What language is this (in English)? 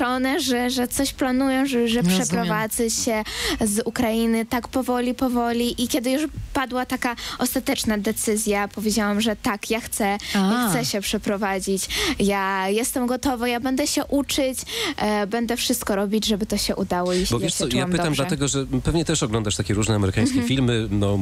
Polish